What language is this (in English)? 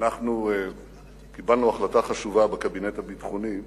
Hebrew